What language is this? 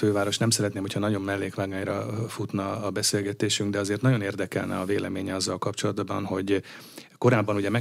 Hungarian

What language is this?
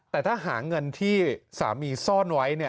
Thai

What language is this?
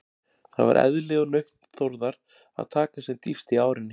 Icelandic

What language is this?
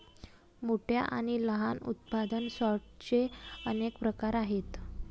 Marathi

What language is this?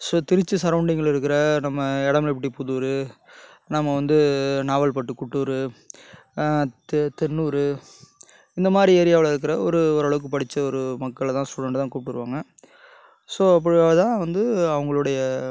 Tamil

